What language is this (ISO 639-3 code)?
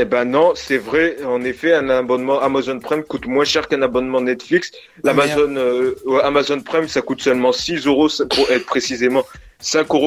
fra